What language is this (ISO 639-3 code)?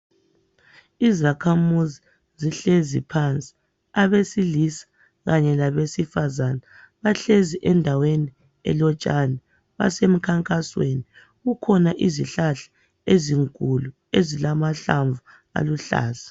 nde